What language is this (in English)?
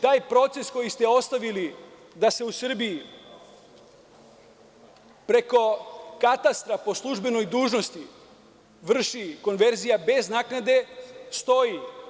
Serbian